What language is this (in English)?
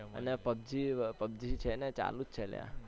Gujarati